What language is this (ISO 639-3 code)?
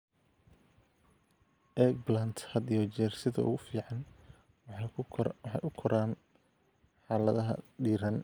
som